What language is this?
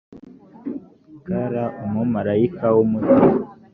Kinyarwanda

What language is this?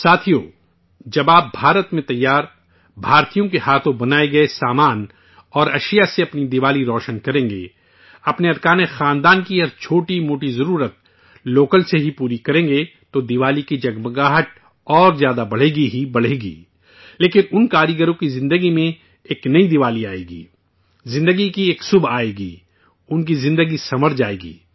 Urdu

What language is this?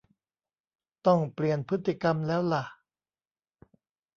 Thai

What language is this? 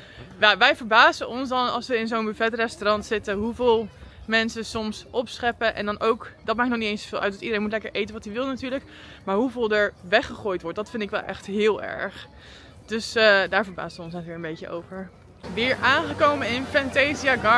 Dutch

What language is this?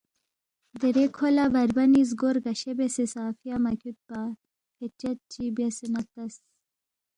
Balti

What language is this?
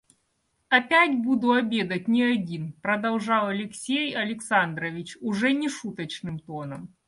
Russian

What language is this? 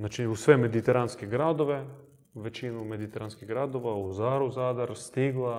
Croatian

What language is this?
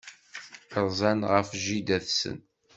Kabyle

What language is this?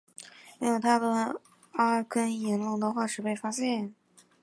Chinese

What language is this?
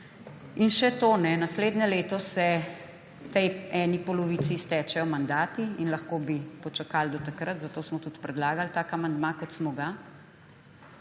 Slovenian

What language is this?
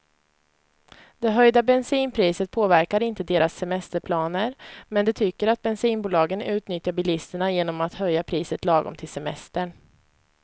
Swedish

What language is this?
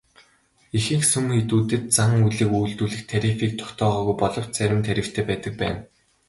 Mongolian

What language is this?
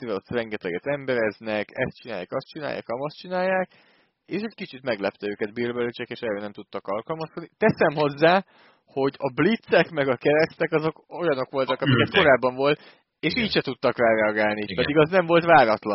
Hungarian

